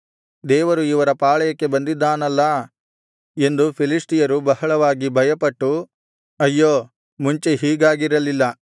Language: Kannada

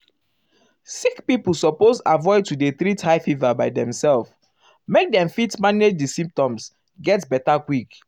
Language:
Nigerian Pidgin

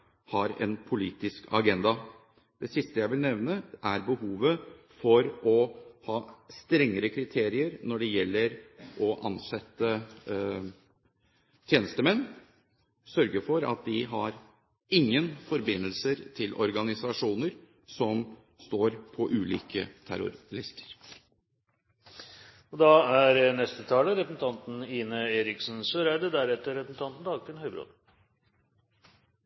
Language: Norwegian Bokmål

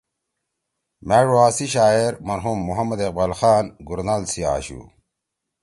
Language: Torwali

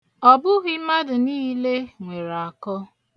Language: Igbo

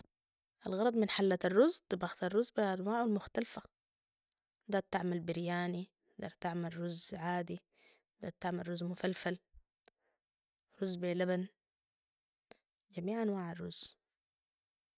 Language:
Sudanese Arabic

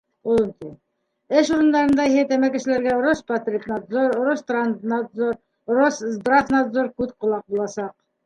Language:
Bashkir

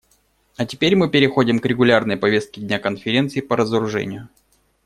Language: Russian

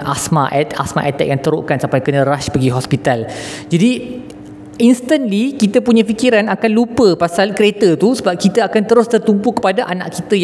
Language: Malay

